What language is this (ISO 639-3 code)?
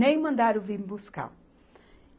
por